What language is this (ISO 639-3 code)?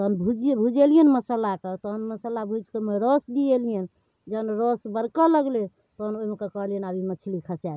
mai